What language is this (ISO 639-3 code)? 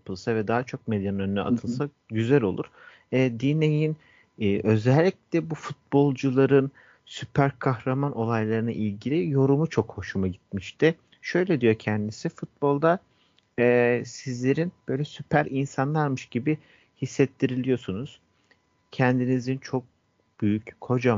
tur